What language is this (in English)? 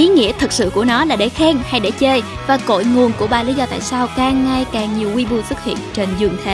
Vietnamese